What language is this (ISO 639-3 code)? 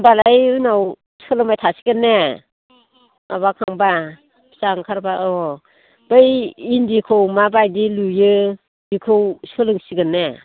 brx